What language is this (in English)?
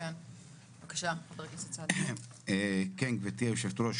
Hebrew